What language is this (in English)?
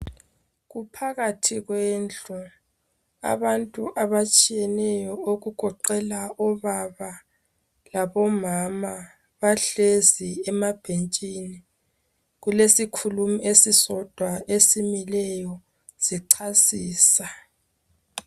North Ndebele